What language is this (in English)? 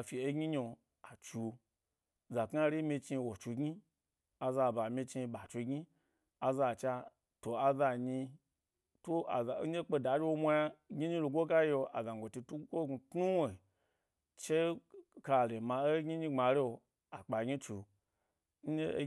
Gbari